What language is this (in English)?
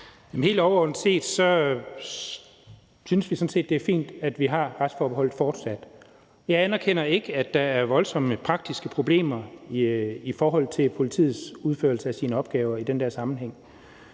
Danish